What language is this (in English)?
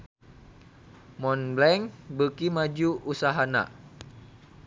Sundanese